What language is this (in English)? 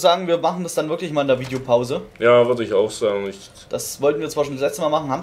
German